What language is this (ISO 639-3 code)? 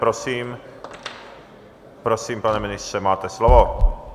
ces